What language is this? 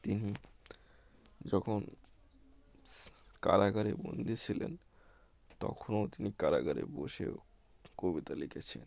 Bangla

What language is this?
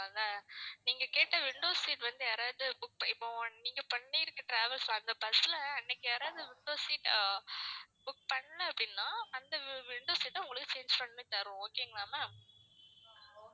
Tamil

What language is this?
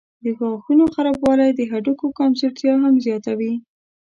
Pashto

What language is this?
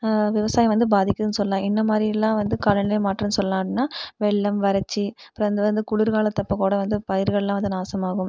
Tamil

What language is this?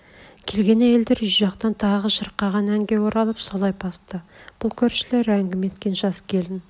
Kazakh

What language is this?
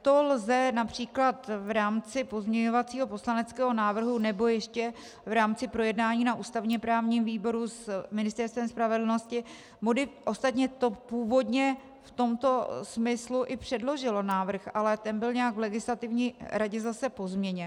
Czech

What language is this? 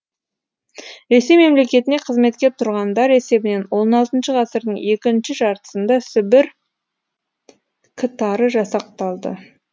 Kazakh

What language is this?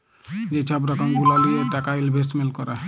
Bangla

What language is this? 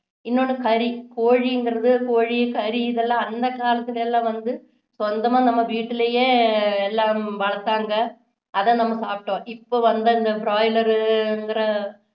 Tamil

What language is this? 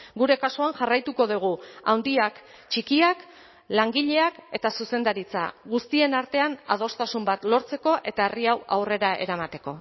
Basque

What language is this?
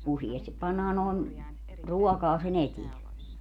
Finnish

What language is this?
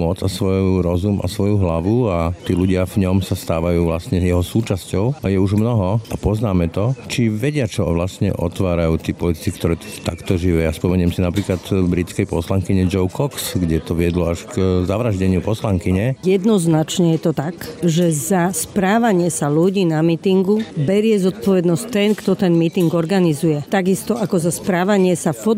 Slovak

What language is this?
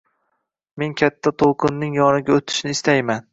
Uzbek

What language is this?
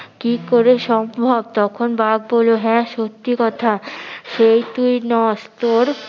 Bangla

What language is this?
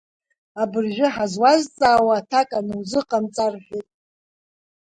Abkhazian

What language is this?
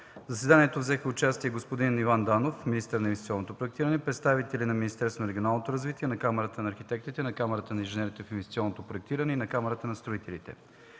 Bulgarian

